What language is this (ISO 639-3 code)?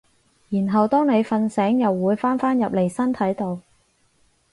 yue